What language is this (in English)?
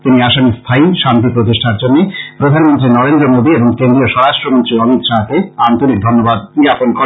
Bangla